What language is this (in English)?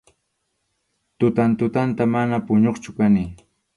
Arequipa-La Unión Quechua